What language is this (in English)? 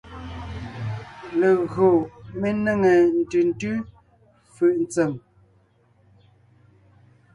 Ngiemboon